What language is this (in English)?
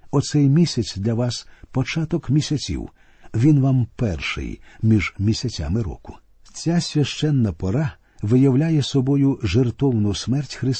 Ukrainian